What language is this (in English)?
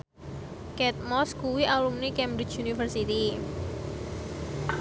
Javanese